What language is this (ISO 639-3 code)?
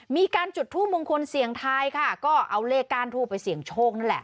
tha